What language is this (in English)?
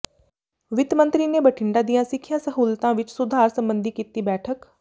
Punjabi